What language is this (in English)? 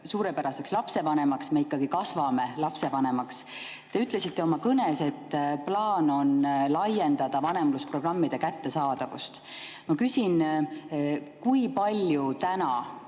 Estonian